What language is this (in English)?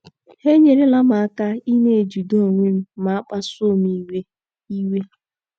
Igbo